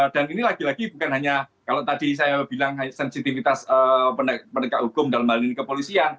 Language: Indonesian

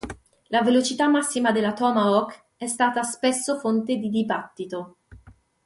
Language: Italian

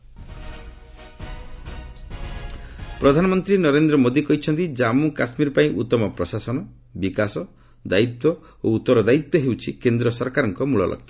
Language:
Odia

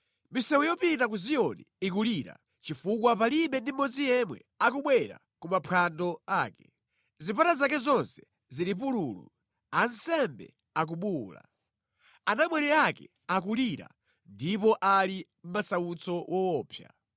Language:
Nyanja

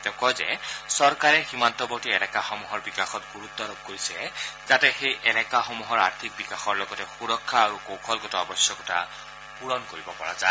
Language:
Assamese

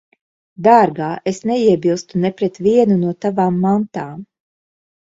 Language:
Latvian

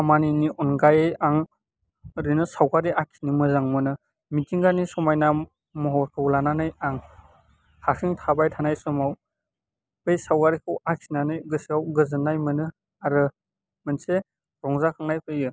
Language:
Bodo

